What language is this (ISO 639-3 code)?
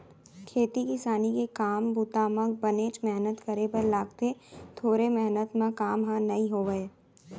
hne